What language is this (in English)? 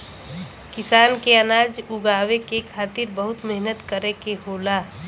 Bhojpuri